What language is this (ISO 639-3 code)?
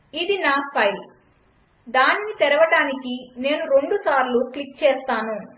tel